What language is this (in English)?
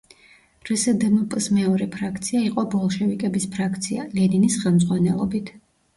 Georgian